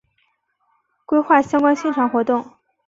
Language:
Chinese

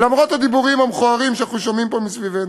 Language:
Hebrew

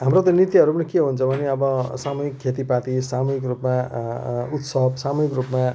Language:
Nepali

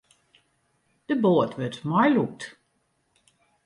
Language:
Western Frisian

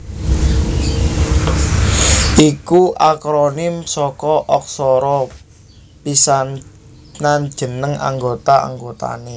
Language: Javanese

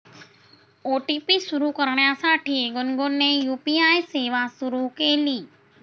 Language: Marathi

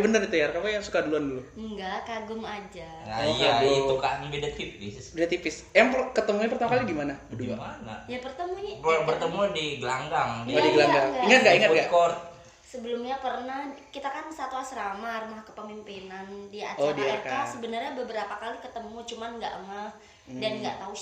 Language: Indonesian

